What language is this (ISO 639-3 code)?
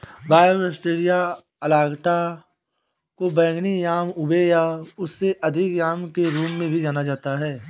hin